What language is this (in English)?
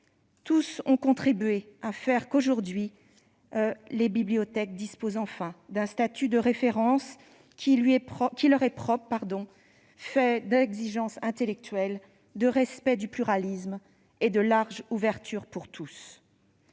French